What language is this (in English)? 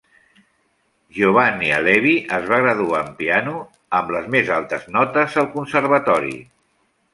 Catalan